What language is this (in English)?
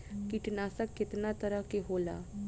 Bhojpuri